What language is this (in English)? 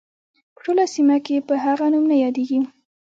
Pashto